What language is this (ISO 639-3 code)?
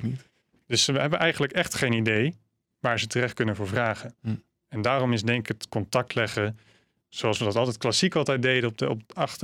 nld